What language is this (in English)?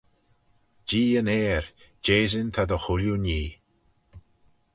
Manx